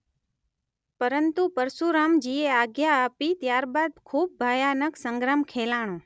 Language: Gujarati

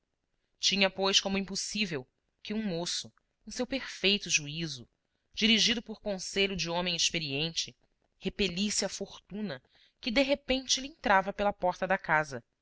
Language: Portuguese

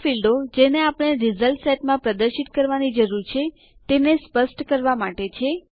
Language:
Gujarati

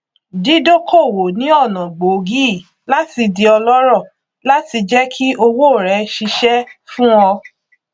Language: Yoruba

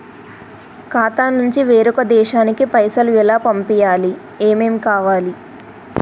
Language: Telugu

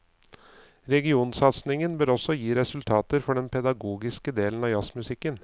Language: Norwegian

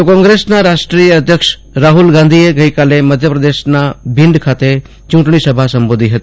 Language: Gujarati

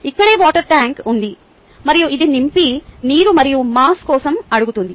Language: Telugu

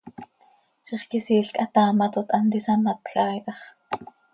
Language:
Seri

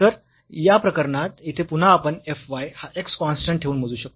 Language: Marathi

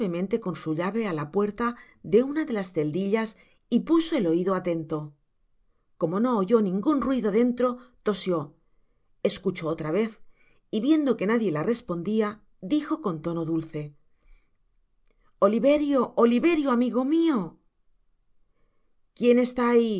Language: Spanish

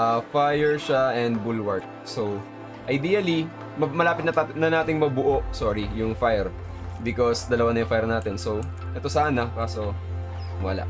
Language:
Filipino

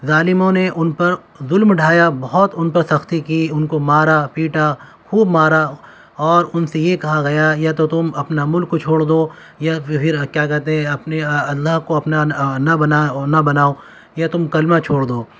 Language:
Urdu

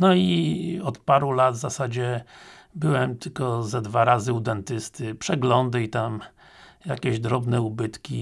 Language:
Polish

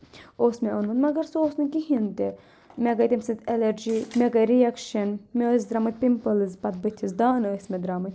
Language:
Kashmiri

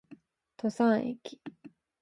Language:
Japanese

